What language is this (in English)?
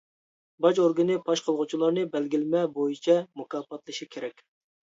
Uyghur